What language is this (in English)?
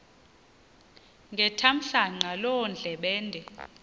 Xhosa